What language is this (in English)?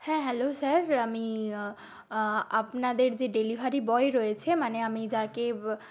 Bangla